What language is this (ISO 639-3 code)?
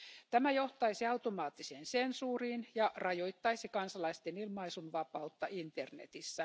fin